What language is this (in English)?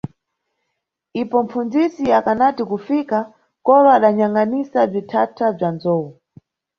Nyungwe